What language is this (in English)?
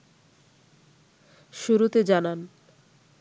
Bangla